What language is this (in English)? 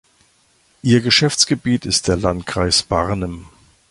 German